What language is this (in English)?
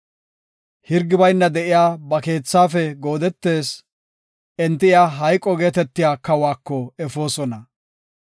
Gofa